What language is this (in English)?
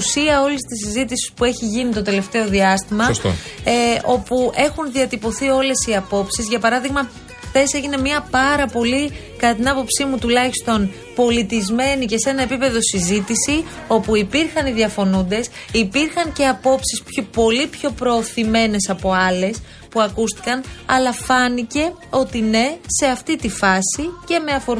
Greek